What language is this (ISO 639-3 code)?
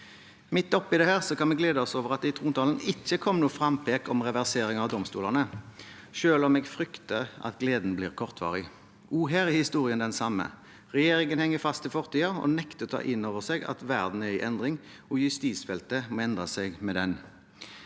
nor